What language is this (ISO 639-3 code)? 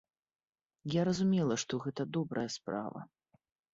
bel